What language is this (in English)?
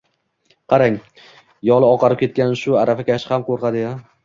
Uzbek